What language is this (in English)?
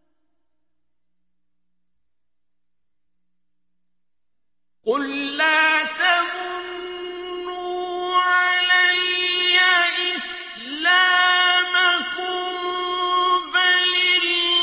Arabic